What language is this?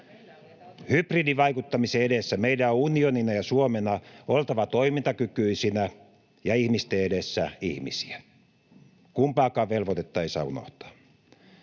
Finnish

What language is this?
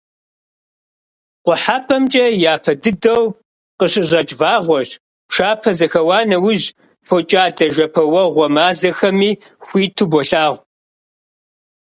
Kabardian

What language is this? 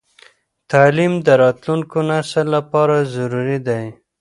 Pashto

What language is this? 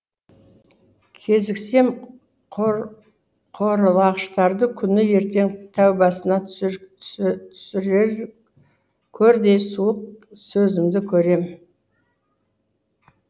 Kazakh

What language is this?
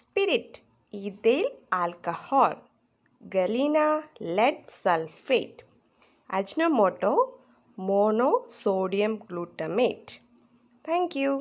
English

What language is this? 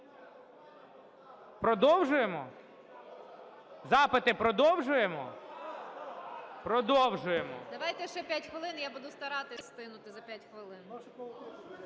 Ukrainian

